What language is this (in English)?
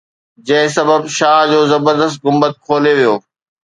Sindhi